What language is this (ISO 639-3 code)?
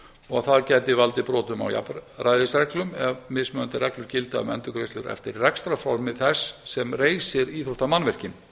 isl